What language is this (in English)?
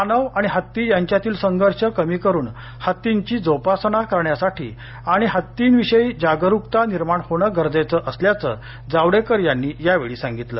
Marathi